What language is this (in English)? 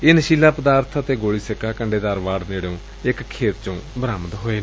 Punjabi